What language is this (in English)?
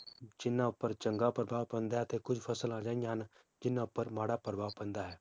Punjabi